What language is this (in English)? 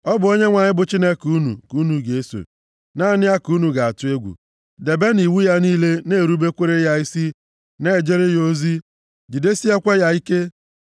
Igbo